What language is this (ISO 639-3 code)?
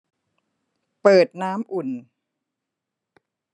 tha